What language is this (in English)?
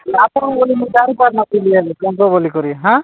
Odia